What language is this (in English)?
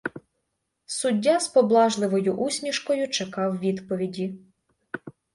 Ukrainian